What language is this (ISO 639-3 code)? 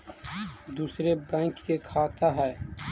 mag